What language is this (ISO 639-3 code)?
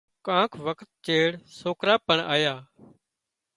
kxp